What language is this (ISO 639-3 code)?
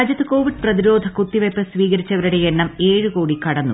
mal